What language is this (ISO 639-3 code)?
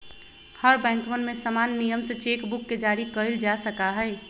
mag